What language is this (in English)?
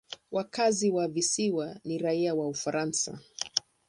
Swahili